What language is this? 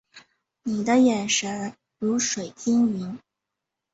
Chinese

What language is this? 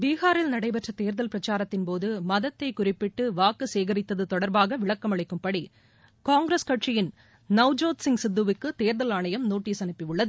Tamil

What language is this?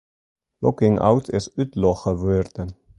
Western Frisian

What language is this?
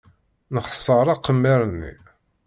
Kabyle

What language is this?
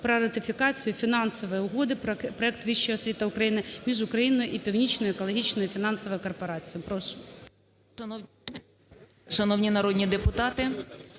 Ukrainian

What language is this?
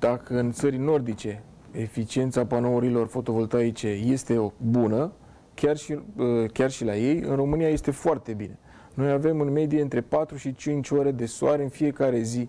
Romanian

